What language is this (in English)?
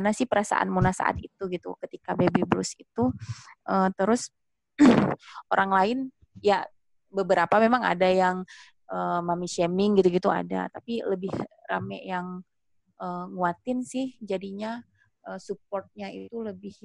Indonesian